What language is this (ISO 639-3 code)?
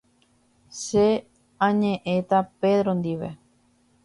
grn